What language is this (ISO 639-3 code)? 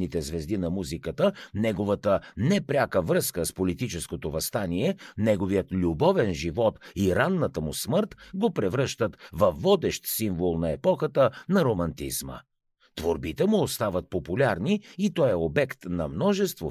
bul